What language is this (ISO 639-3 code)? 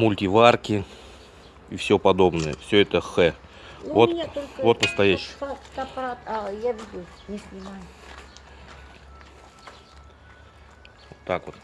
rus